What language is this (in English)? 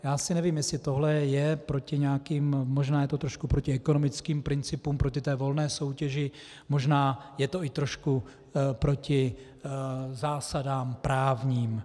Czech